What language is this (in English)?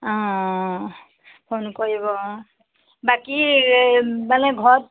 Assamese